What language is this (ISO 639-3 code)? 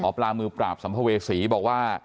tha